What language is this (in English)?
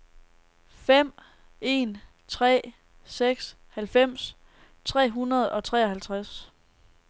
Danish